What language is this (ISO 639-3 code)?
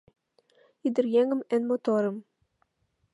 chm